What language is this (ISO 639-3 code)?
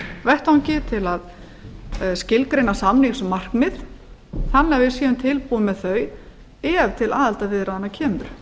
isl